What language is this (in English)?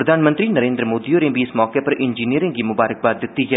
Dogri